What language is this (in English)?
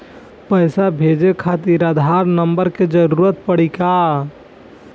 Bhojpuri